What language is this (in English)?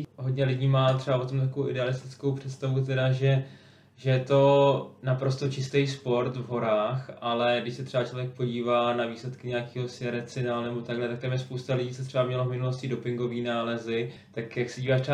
Czech